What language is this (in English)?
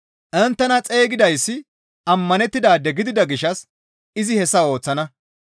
Gamo